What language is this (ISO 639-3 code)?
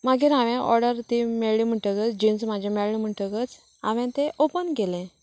kok